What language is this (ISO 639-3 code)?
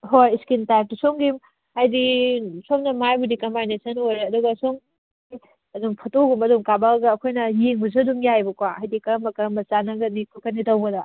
mni